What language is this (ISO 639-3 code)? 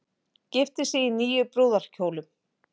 isl